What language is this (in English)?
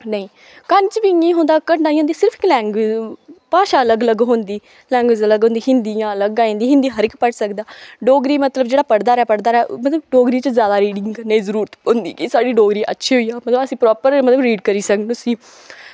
Dogri